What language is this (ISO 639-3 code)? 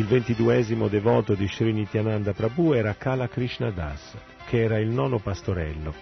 ita